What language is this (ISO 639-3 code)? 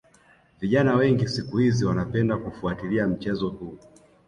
swa